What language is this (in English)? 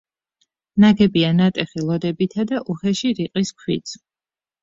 Georgian